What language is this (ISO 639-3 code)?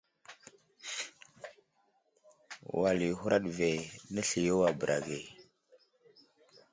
udl